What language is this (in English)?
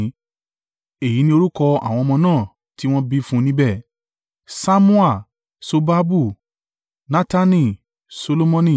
Yoruba